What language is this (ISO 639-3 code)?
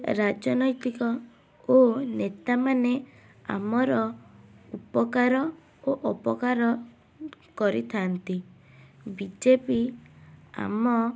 ori